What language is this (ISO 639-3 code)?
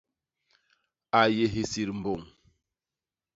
bas